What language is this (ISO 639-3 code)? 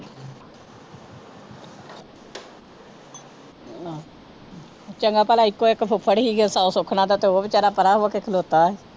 pan